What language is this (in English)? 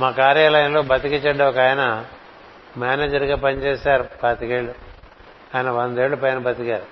Telugu